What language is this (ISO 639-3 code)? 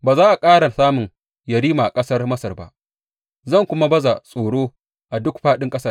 hau